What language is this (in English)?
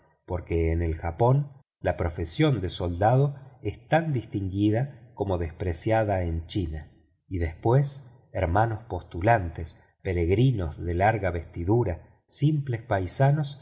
Spanish